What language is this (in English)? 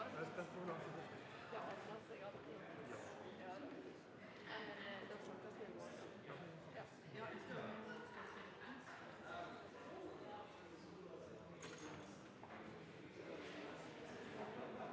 Norwegian